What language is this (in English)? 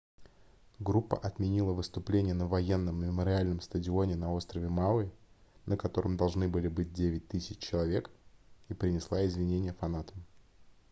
Russian